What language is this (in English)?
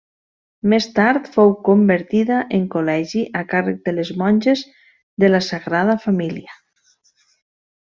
Catalan